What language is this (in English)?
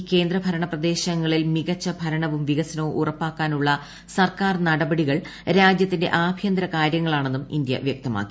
Malayalam